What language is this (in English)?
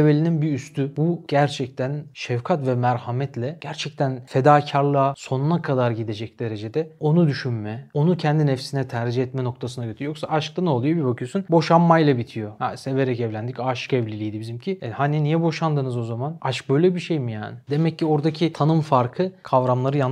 Turkish